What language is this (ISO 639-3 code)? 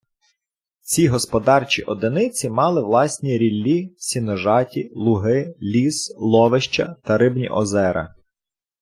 ukr